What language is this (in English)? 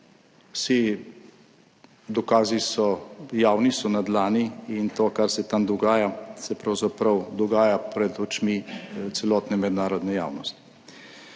Slovenian